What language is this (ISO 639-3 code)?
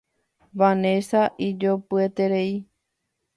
grn